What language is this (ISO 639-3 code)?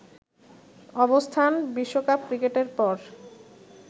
ben